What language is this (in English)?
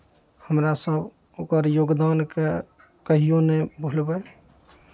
Maithili